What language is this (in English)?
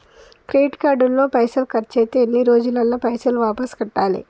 Telugu